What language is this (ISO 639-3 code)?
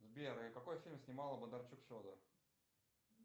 rus